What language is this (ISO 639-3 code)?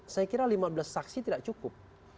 ind